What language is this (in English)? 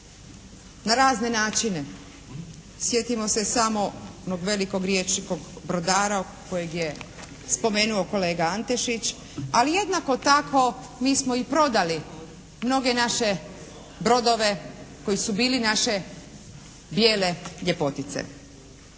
Croatian